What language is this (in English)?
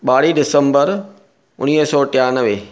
Sindhi